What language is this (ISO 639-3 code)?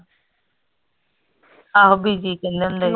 pan